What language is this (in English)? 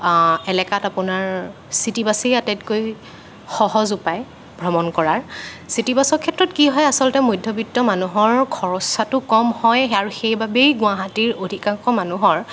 Assamese